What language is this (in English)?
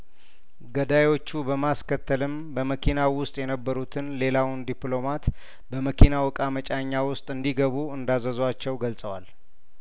Amharic